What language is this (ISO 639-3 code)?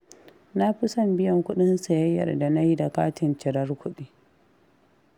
hau